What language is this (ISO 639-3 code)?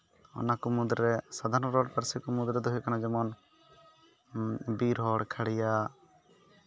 sat